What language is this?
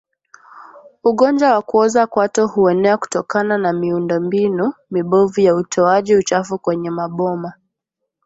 Swahili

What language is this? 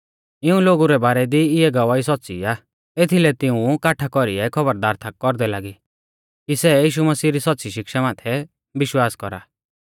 Mahasu Pahari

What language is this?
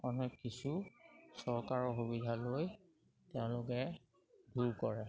Assamese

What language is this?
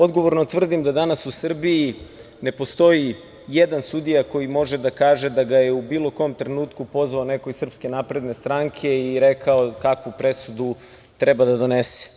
Serbian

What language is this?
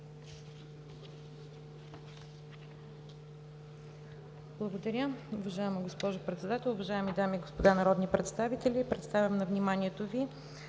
Bulgarian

